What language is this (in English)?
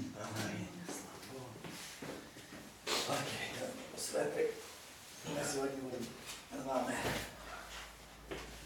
Ukrainian